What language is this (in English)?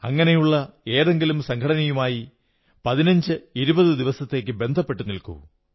Malayalam